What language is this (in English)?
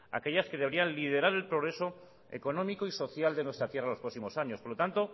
Spanish